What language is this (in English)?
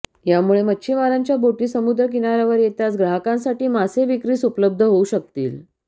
Marathi